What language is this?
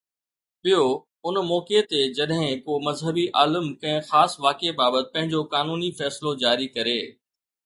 Sindhi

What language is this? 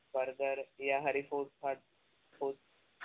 Punjabi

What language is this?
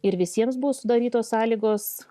Lithuanian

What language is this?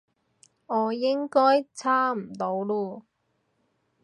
Cantonese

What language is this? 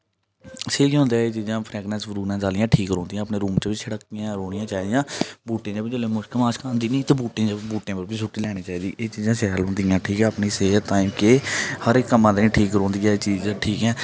Dogri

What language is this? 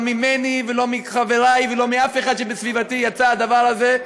Hebrew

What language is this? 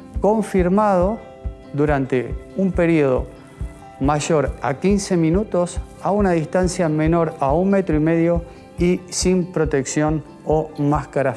Spanish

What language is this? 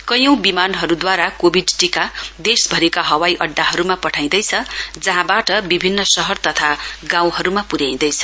Nepali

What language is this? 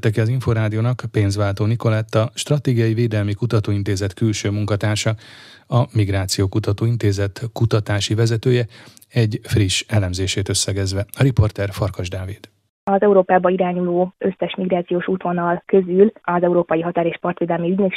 Hungarian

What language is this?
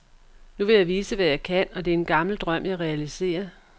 Danish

